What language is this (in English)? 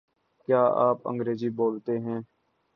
Urdu